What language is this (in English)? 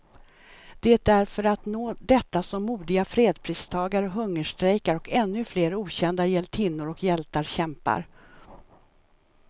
Swedish